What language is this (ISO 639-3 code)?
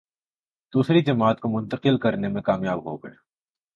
urd